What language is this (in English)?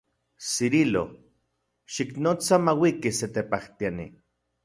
Central Puebla Nahuatl